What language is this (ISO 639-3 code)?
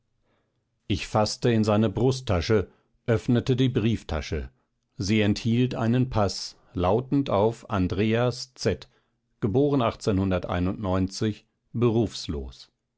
deu